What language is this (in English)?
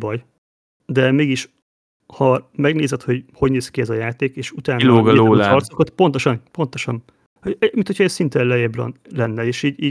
Hungarian